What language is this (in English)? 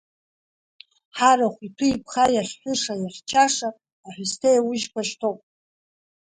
Abkhazian